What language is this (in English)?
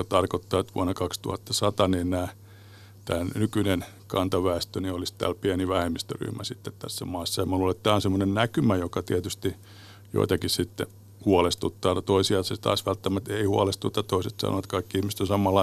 Finnish